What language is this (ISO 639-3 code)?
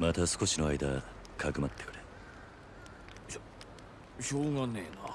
jpn